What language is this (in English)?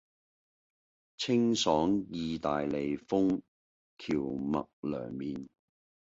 Cantonese